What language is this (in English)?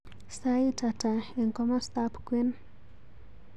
Kalenjin